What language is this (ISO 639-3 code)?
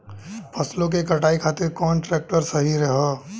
bho